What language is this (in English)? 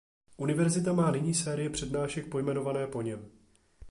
Czech